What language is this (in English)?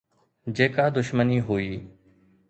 Sindhi